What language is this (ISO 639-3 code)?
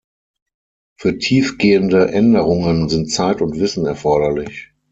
deu